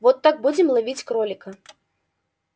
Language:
Russian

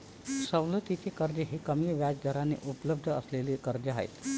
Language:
Marathi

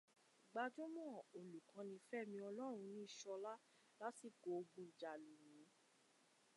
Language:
Yoruba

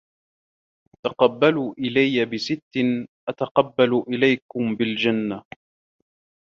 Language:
Arabic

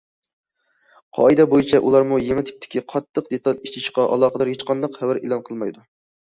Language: Uyghur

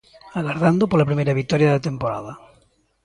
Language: Galician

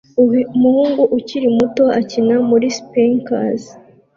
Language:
Kinyarwanda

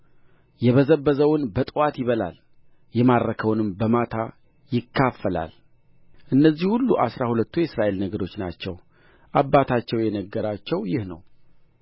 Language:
Amharic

